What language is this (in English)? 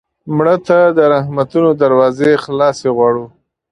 Pashto